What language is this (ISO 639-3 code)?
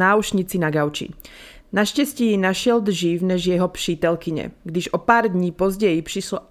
slk